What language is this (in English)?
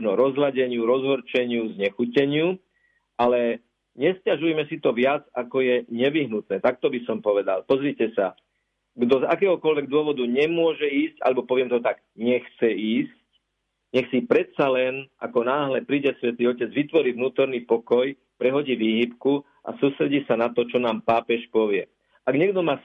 Slovak